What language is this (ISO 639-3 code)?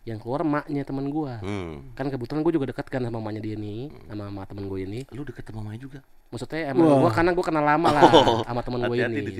ind